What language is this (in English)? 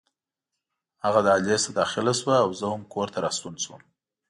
Pashto